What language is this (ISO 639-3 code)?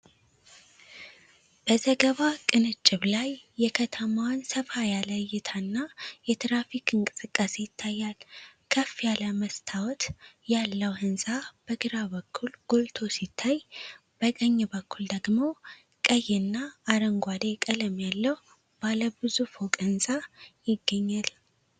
amh